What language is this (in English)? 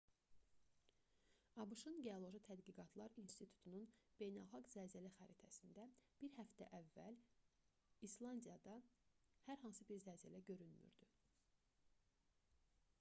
Azerbaijani